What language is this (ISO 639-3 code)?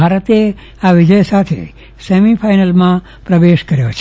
guj